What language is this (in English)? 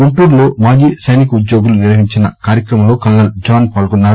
Telugu